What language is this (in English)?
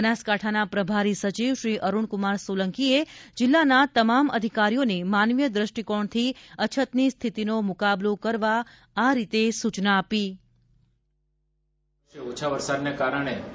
Gujarati